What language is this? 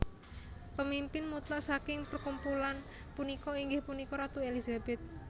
Javanese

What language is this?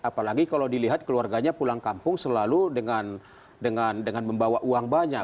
Indonesian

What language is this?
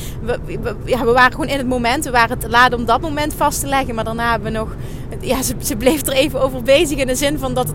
Dutch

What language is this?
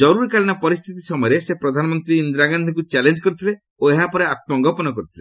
Odia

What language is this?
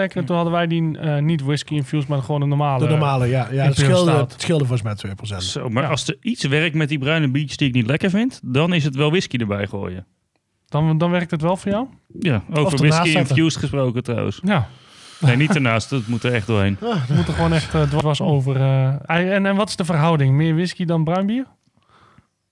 Dutch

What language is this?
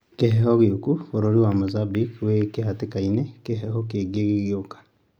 Kikuyu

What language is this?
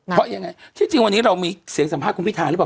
Thai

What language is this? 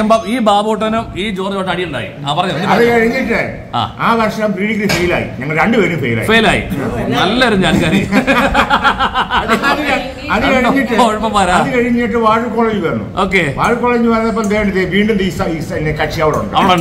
Malayalam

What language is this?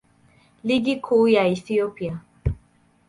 Swahili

